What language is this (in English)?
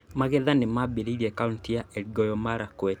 Kikuyu